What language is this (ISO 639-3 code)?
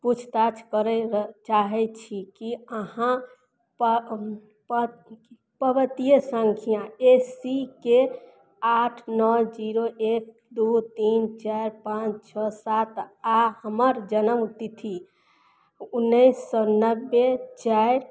mai